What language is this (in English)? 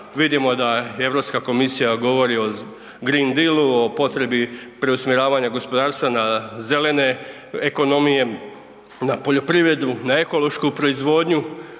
Croatian